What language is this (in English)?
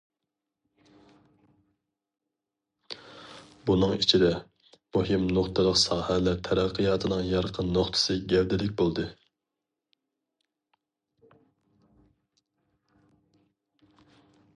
Uyghur